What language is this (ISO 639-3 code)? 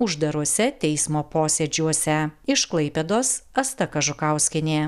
lit